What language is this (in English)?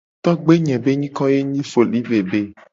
Gen